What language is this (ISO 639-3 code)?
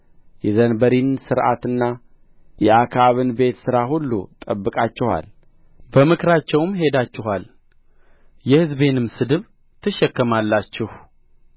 amh